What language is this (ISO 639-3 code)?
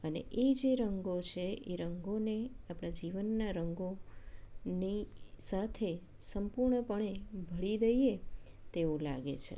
guj